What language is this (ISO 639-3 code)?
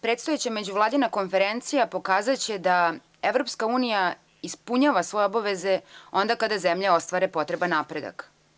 srp